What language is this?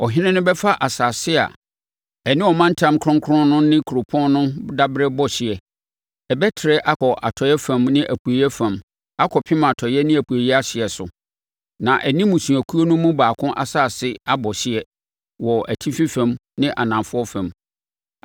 Akan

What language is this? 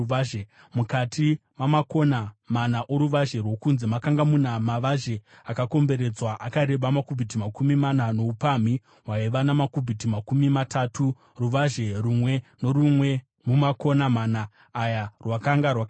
Shona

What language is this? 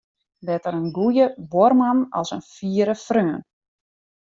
Western Frisian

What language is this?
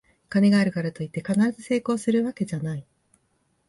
Japanese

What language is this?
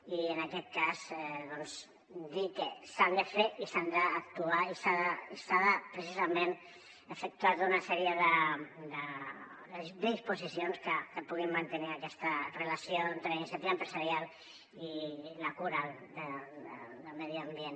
Catalan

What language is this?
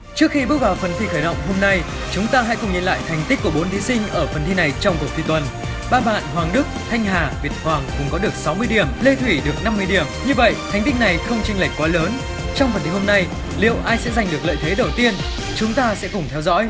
Vietnamese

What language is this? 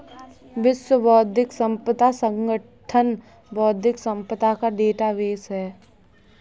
Hindi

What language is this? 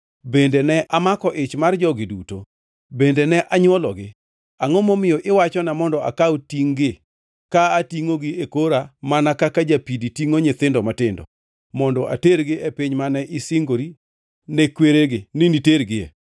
Luo (Kenya and Tanzania)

